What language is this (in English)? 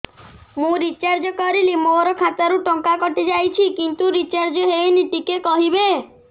Odia